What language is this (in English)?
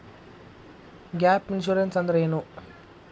Kannada